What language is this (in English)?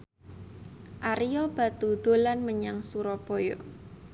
Javanese